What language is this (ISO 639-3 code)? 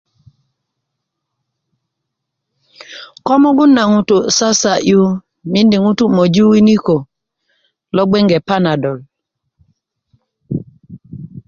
ukv